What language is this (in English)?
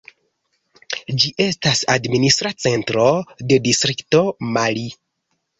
Esperanto